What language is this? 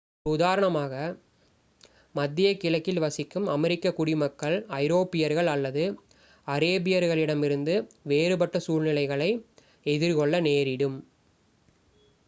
Tamil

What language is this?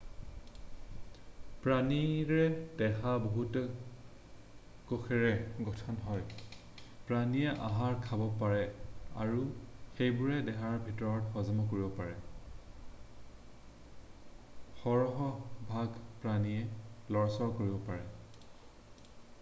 Assamese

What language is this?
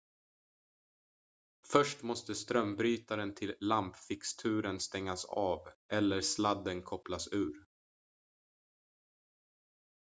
Swedish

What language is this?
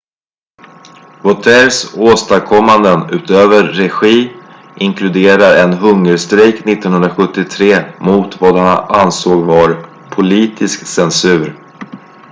Swedish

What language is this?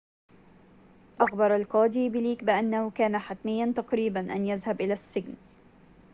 Arabic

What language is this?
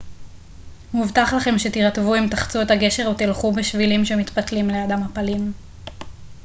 Hebrew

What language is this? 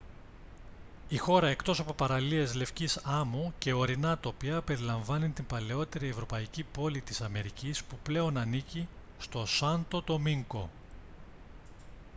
Greek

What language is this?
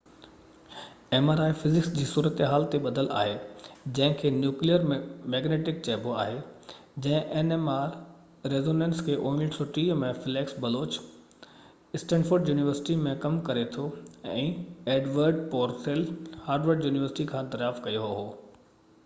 Sindhi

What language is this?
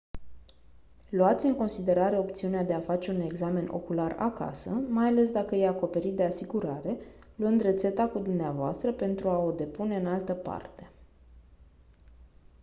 Romanian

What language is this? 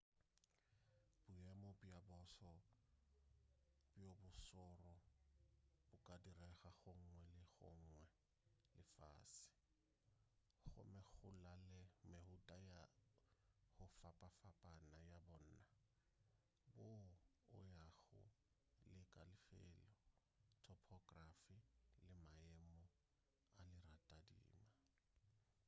Northern Sotho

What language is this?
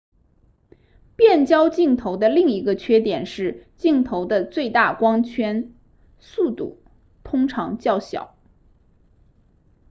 Chinese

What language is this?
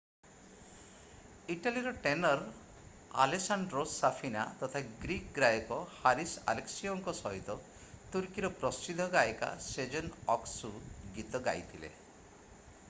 Odia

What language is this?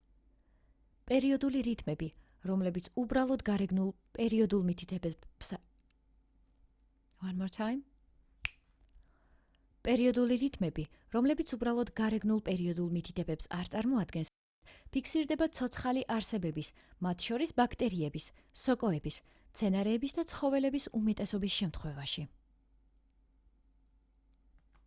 Georgian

